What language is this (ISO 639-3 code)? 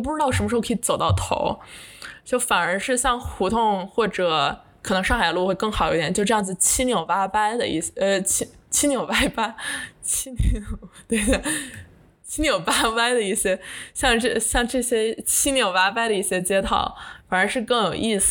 zho